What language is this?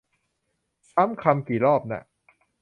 Thai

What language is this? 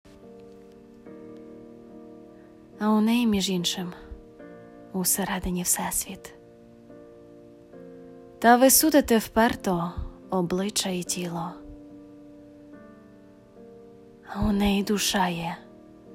Ukrainian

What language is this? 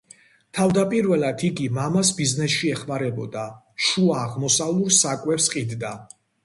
Georgian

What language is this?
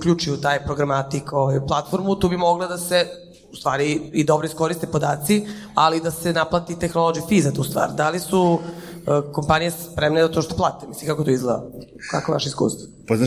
Croatian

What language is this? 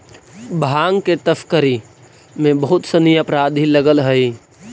Magahi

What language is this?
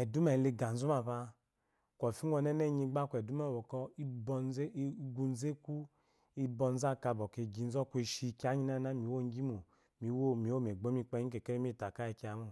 Eloyi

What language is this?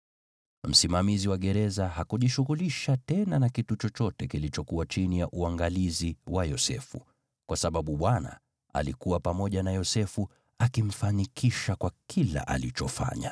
Swahili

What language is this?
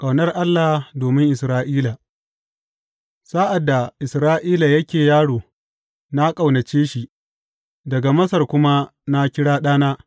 Hausa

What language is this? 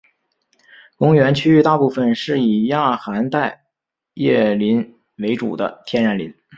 Chinese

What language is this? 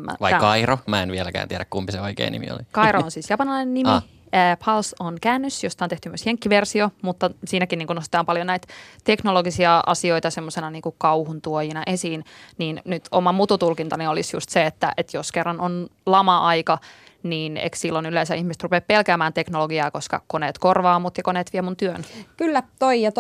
Finnish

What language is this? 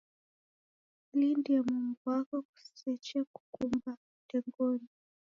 Taita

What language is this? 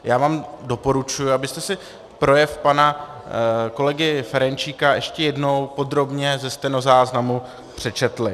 Czech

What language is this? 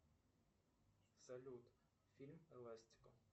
Russian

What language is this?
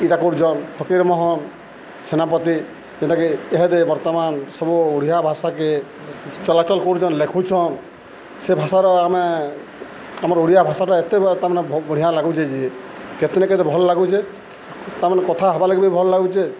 Odia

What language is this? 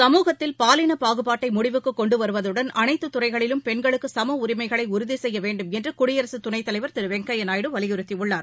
Tamil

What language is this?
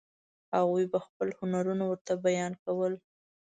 Pashto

